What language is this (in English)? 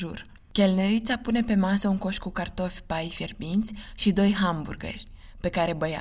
Romanian